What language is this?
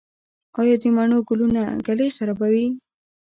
Pashto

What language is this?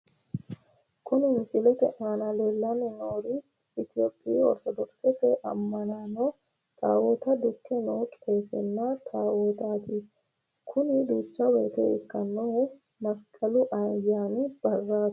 Sidamo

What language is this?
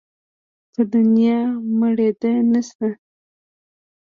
Pashto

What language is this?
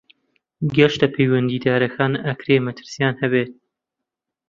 Central Kurdish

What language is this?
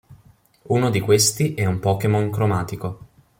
Italian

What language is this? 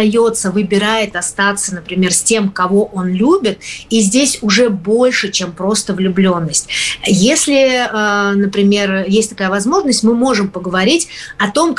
Russian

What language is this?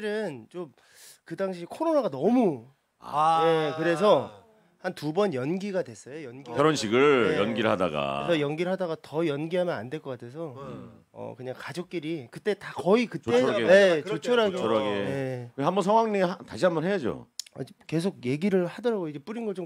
Korean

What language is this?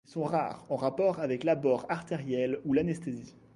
French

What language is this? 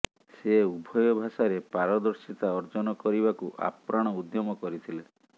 Odia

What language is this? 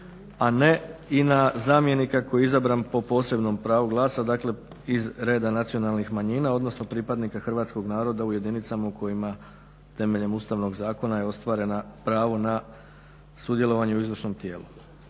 Croatian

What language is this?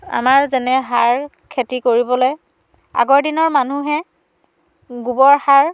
Assamese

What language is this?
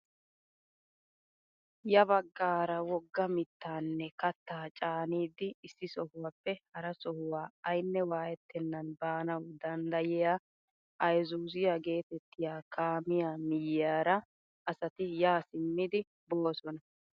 Wolaytta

